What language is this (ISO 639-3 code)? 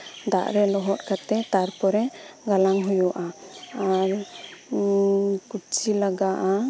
sat